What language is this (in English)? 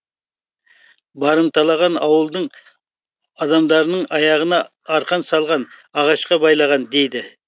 Kazakh